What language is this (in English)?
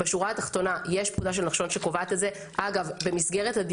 Hebrew